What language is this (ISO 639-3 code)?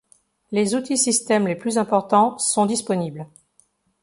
fra